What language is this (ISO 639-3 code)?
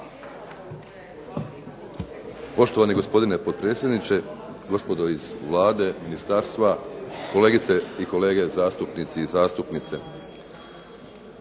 hrv